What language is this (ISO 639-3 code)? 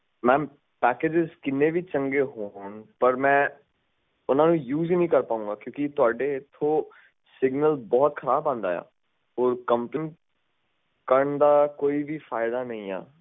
pan